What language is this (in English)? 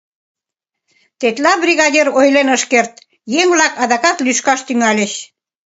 Mari